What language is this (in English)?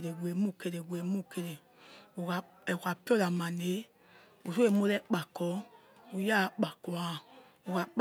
Yekhee